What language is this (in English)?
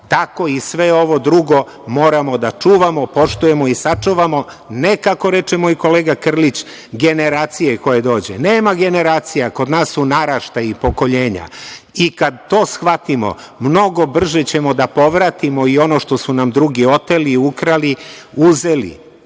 Serbian